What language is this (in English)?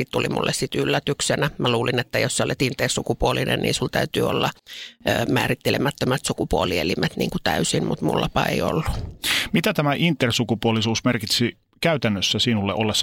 Finnish